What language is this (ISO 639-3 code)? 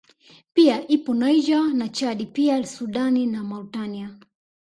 swa